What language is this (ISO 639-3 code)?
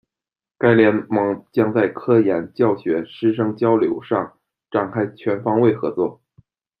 zho